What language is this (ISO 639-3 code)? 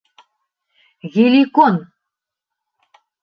bak